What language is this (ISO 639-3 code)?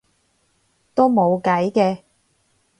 yue